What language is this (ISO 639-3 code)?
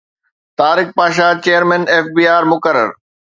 snd